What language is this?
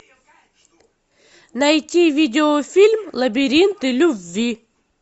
Russian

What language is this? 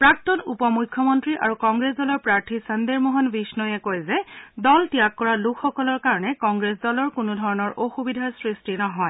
Assamese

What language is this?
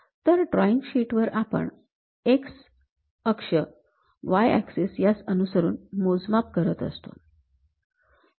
Marathi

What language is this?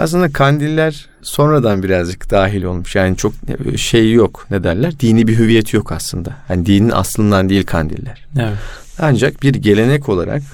Turkish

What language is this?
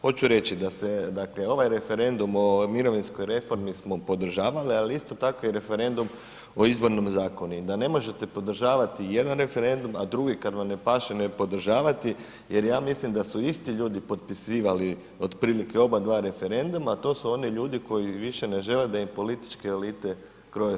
Croatian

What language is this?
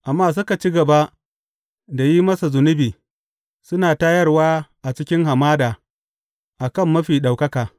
Hausa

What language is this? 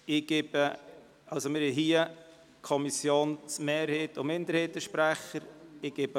Swiss German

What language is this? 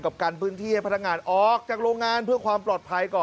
Thai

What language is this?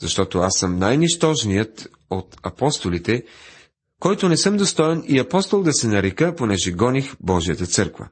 Bulgarian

